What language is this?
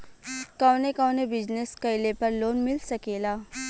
Bhojpuri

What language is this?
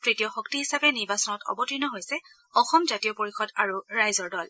Assamese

